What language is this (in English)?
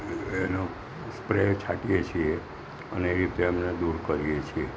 Gujarati